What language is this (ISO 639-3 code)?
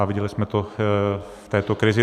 ces